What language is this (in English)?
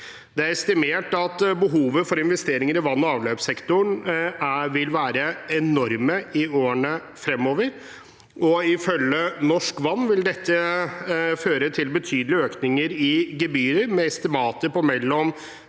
Norwegian